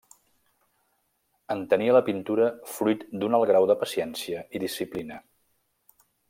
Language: Catalan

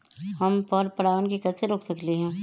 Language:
Magahi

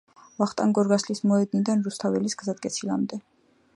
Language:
Georgian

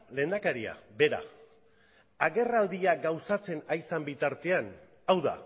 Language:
Basque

